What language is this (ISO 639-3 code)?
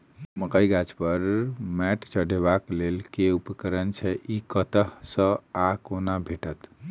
mai